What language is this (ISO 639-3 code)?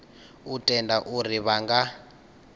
ven